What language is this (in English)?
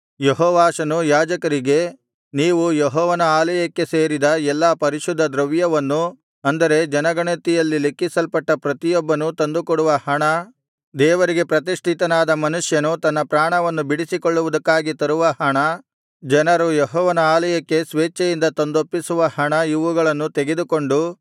Kannada